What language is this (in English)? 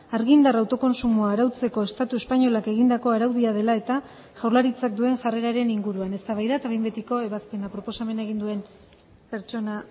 Basque